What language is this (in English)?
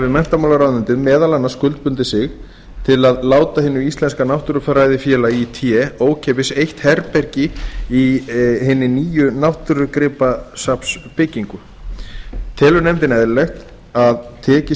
Icelandic